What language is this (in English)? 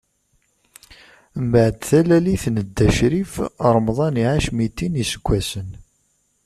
Kabyle